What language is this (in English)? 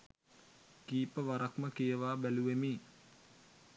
Sinhala